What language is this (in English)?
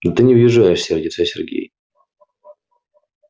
Russian